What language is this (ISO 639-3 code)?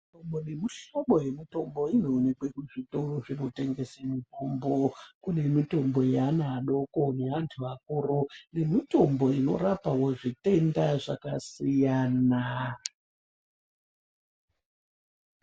ndc